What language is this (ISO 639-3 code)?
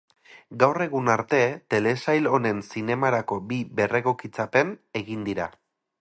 eus